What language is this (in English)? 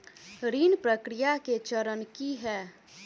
Maithili